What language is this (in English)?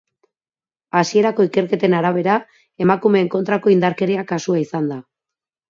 Basque